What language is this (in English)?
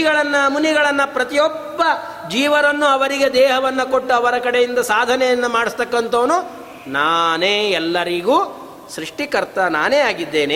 Kannada